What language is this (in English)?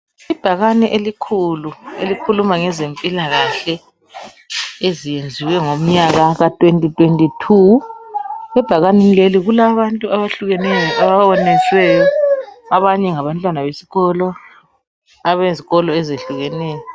North Ndebele